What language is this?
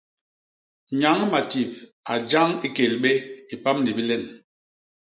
Basaa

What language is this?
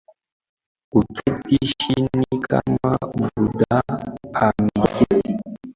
Swahili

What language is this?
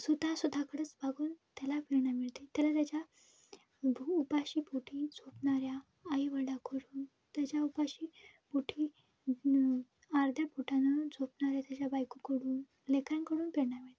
Marathi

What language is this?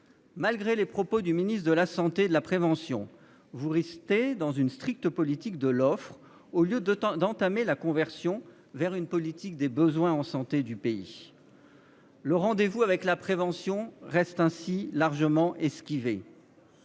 French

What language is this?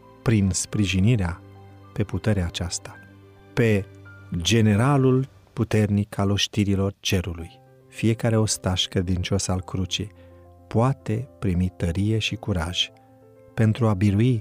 Romanian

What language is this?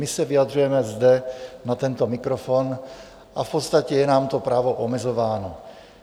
Czech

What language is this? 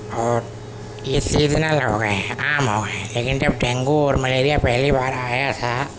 Urdu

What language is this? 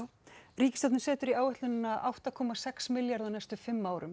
Icelandic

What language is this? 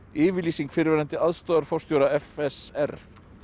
Icelandic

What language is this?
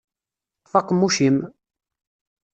Kabyle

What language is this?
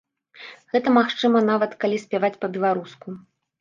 Belarusian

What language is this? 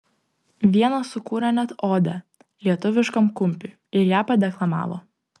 Lithuanian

